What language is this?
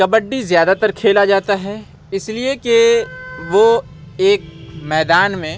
Urdu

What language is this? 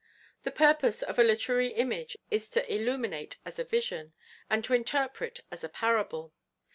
English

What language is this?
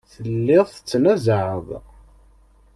Kabyle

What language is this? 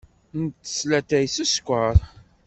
Kabyle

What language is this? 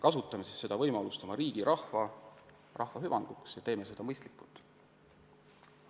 Estonian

